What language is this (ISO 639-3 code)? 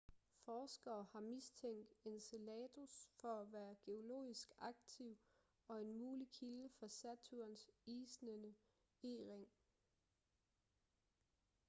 dan